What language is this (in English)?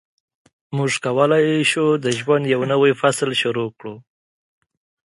Pashto